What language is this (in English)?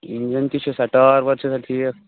Kashmiri